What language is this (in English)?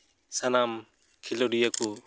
Santali